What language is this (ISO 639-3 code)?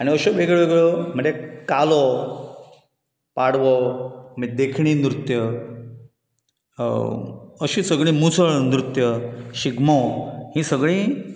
kok